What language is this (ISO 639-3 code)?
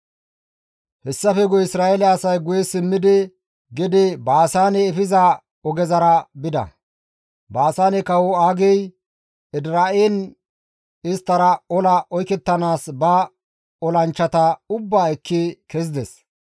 gmv